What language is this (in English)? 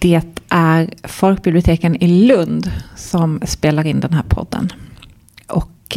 Swedish